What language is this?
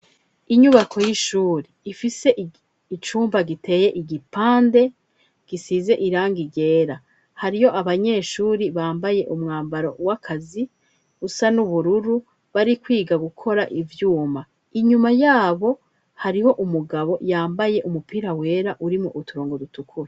Rundi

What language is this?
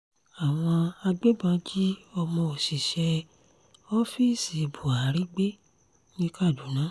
Yoruba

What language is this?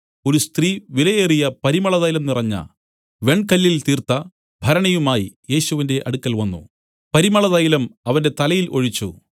Malayalam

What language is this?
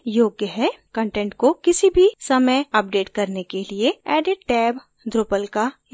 Hindi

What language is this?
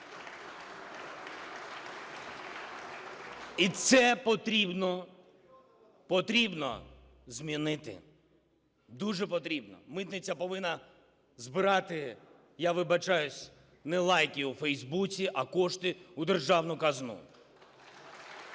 Ukrainian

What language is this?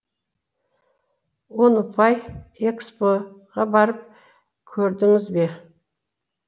Kazakh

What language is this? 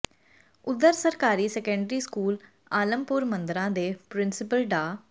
Punjabi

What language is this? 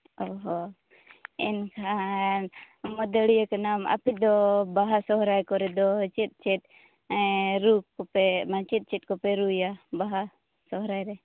Santali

